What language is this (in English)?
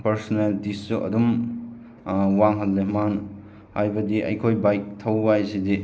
Manipuri